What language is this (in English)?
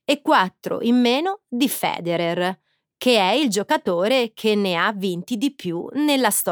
Italian